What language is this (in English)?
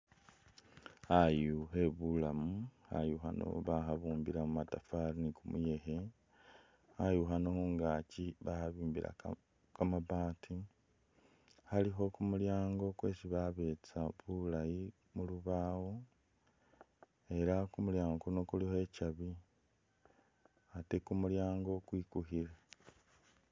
Masaaba